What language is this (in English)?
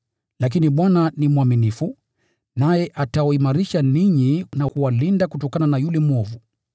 Swahili